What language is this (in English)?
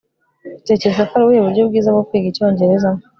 Kinyarwanda